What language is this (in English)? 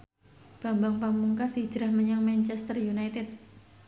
Javanese